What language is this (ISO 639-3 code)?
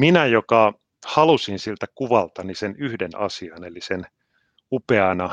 fin